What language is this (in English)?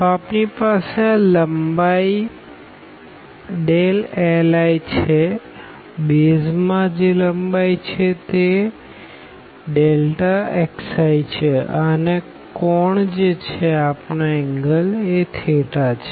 Gujarati